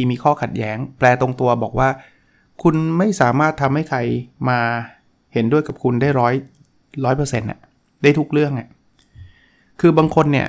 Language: Thai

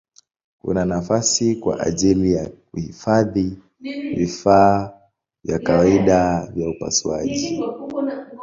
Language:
Swahili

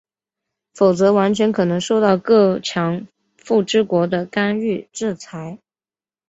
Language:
Chinese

